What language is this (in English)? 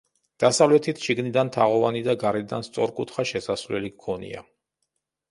Georgian